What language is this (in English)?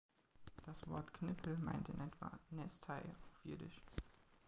German